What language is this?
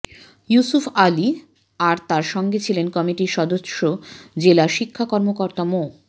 Bangla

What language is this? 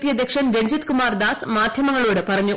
Malayalam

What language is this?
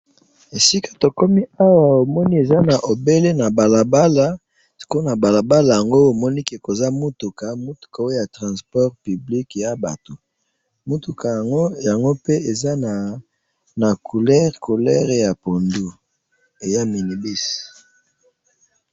Lingala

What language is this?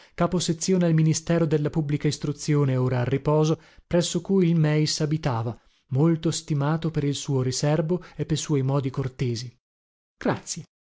Italian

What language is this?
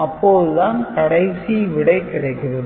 Tamil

